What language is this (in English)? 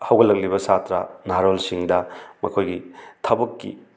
Manipuri